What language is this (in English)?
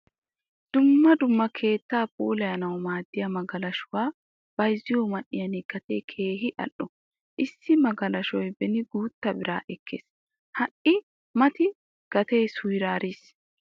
Wolaytta